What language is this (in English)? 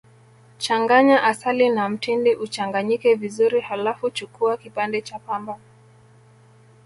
Swahili